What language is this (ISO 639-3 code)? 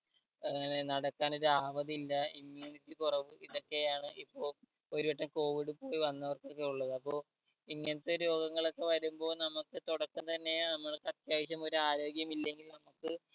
mal